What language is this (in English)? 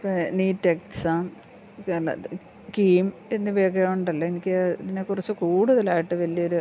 Malayalam